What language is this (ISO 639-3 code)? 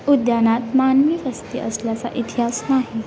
mar